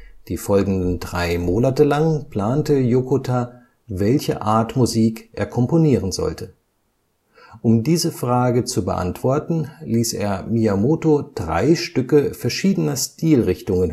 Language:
German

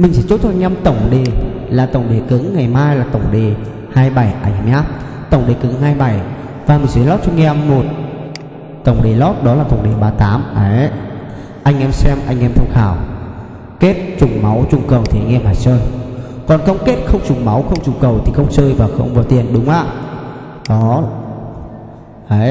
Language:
Vietnamese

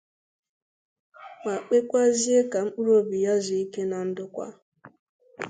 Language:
Igbo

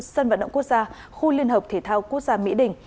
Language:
Vietnamese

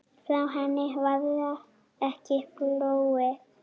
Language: Icelandic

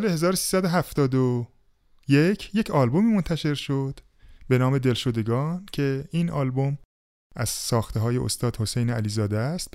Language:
Persian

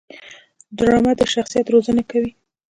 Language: Pashto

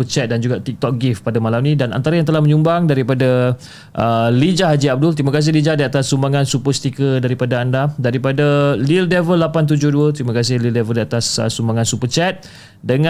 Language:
Malay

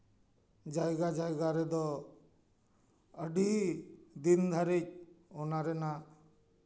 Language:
Santali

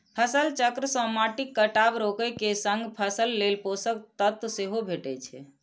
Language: Maithili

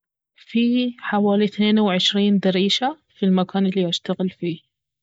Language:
Baharna Arabic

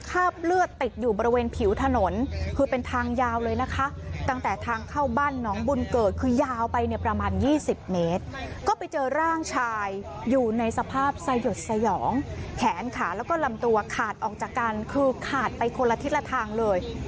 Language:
Thai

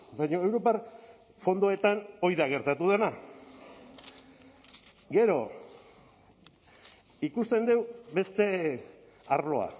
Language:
Basque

